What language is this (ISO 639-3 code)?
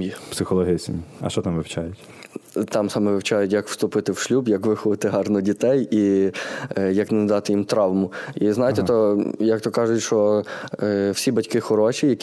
ukr